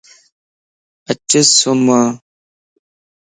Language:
Lasi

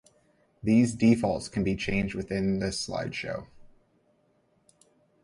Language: English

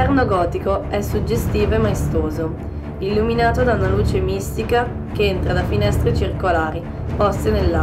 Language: Italian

